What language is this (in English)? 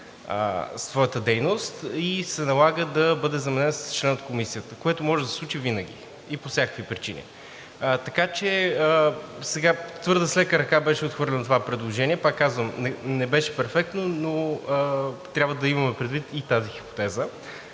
Bulgarian